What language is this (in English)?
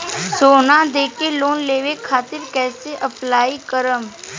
Bhojpuri